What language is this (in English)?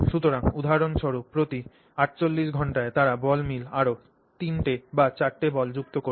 Bangla